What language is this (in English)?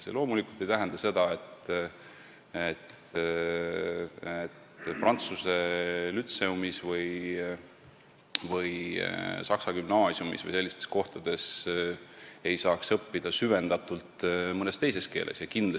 Estonian